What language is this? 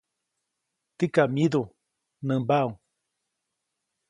Copainalá Zoque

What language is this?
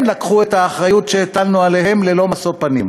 Hebrew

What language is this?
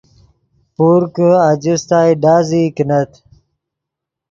Yidgha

